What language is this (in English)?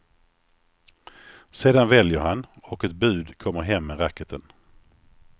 Swedish